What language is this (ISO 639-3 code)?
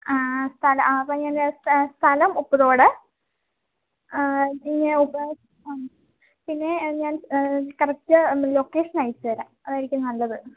mal